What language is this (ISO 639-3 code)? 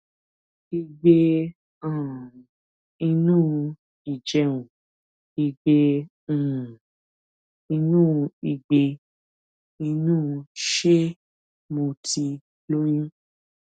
yor